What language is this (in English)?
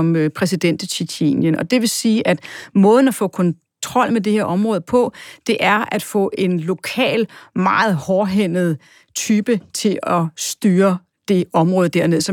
Danish